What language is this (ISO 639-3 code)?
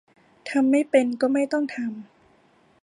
tha